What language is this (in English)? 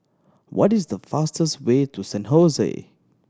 English